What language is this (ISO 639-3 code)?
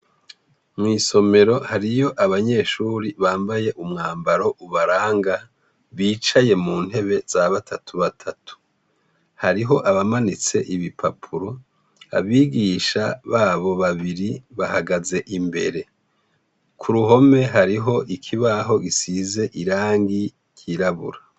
run